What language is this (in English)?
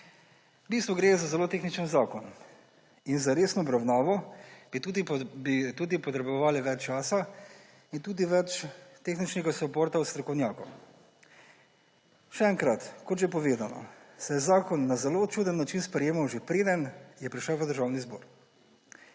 Slovenian